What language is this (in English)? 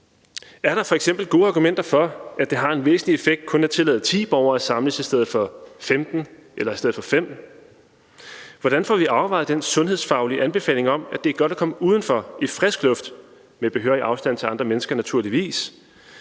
Danish